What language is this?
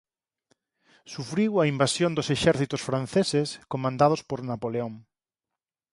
Galician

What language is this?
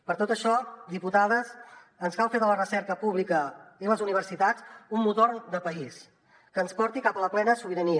Catalan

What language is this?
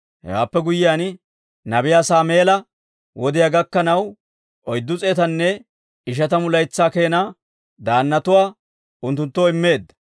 Dawro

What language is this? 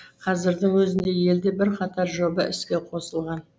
Kazakh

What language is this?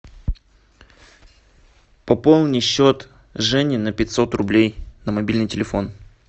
Russian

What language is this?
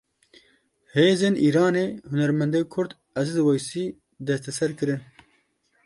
Kurdish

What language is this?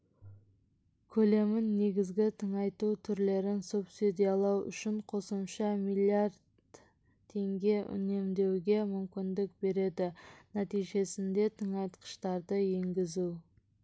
Kazakh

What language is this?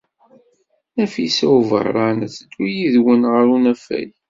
Kabyle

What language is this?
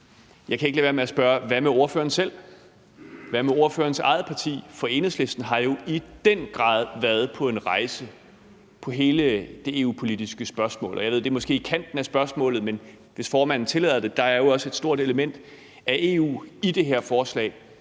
Danish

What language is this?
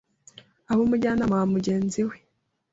Kinyarwanda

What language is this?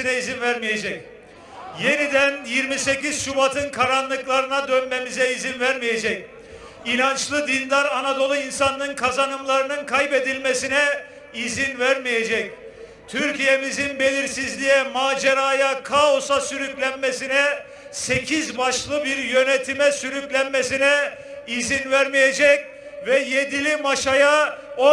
Turkish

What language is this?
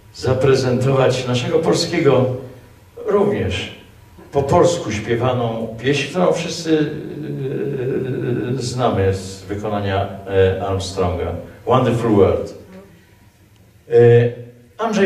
Polish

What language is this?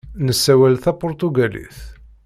Kabyle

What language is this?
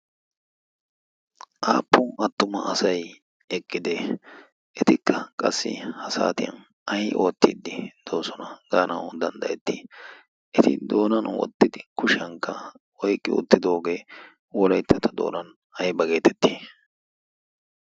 Wolaytta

